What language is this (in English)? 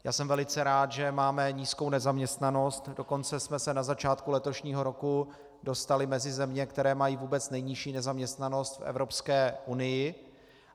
Czech